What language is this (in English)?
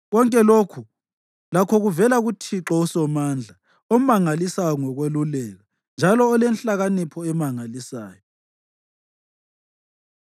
North Ndebele